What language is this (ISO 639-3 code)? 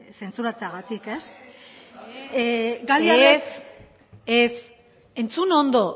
eus